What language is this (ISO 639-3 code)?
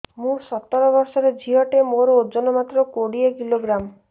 ori